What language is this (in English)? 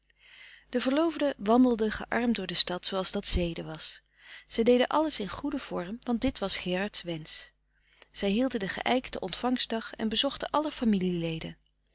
Dutch